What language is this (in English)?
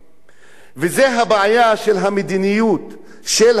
Hebrew